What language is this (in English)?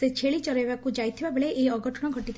Odia